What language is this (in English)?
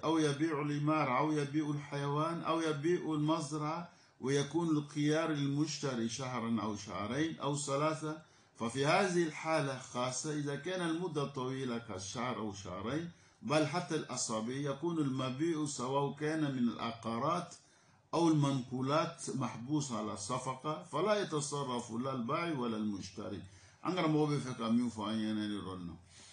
French